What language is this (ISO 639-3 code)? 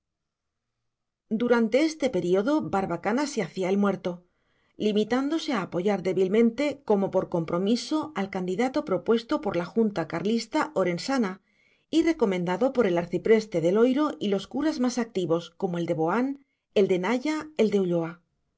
spa